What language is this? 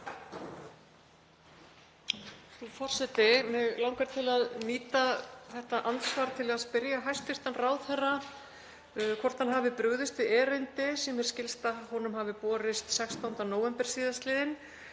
Icelandic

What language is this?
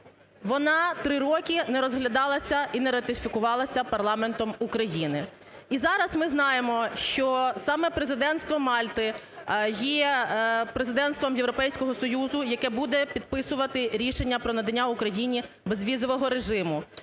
Ukrainian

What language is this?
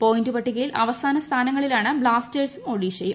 Malayalam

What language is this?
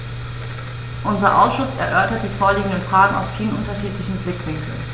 German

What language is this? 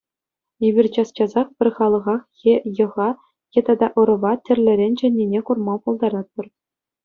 Chuvash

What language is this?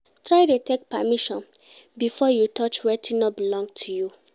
Nigerian Pidgin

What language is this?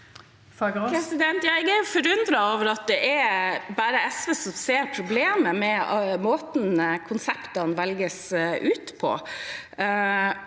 Norwegian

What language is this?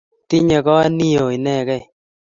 Kalenjin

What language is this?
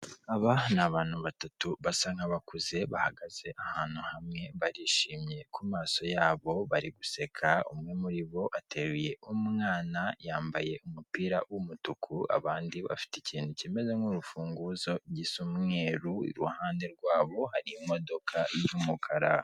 Kinyarwanda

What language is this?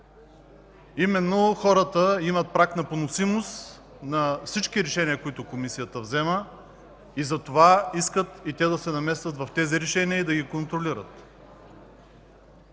Bulgarian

